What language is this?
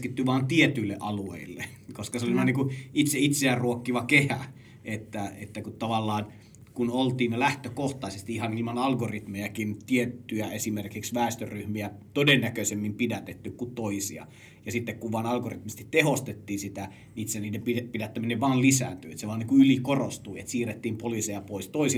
Finnish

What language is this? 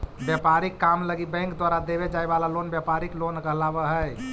Magahi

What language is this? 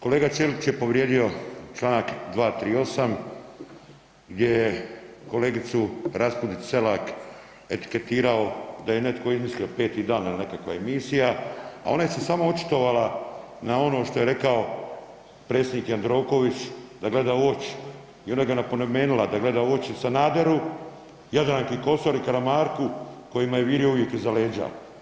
Croatian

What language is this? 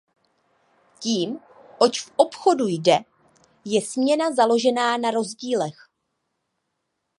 Czech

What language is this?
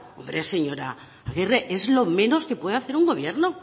Spanish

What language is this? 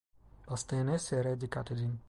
Turkish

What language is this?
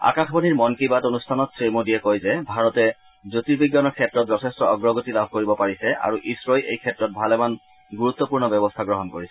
Assamese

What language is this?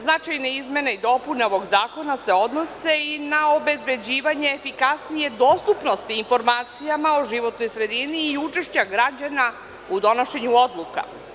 Serbian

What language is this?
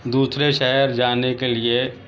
Urdu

